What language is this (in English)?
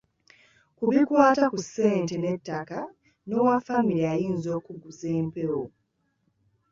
Ganda